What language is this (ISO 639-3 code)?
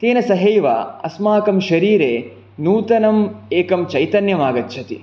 san